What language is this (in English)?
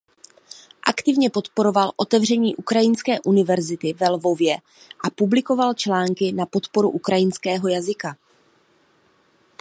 Czech